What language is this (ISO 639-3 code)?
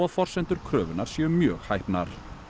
isl